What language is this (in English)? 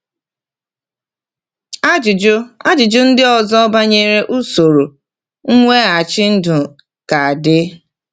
Igbo